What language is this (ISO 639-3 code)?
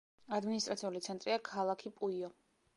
kat